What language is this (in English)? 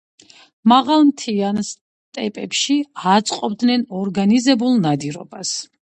Georgian